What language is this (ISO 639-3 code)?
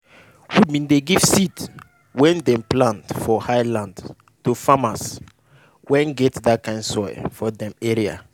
pcm